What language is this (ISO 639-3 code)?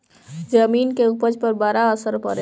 bho